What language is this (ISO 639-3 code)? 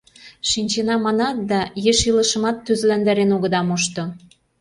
chm